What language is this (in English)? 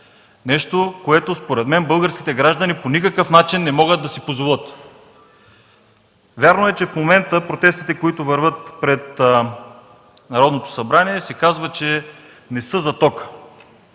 Bulgarian